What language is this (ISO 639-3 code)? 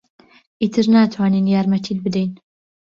ckb